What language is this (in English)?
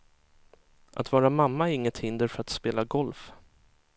Swedish